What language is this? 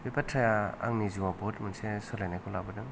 Bodo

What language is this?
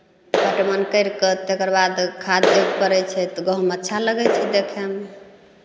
Maithili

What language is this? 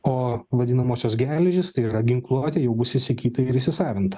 Lithuanian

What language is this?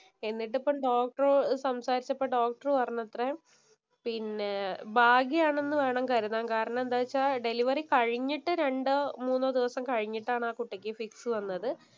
Malayalam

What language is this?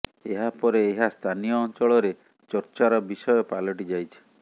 Odia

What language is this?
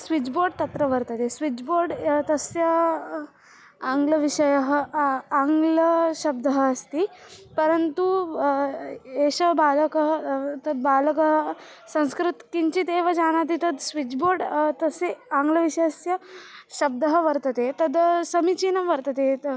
Sanskrit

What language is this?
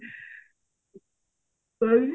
Odia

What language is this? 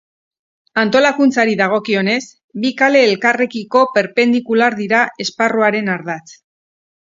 Basque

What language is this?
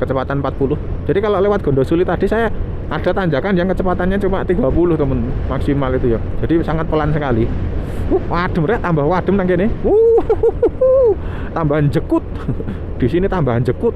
Indonesian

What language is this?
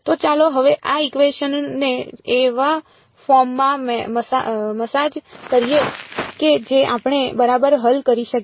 Gujarati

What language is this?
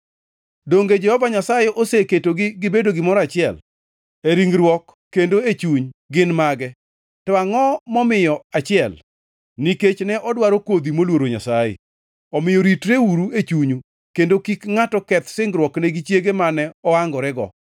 Luo (Kenya and Tanzania)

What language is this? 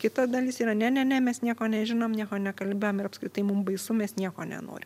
Lithuanian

